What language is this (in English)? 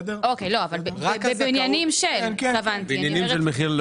Hebrew